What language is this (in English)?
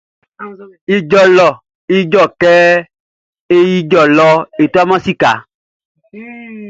Baoulé